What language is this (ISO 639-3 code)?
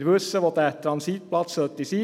gsw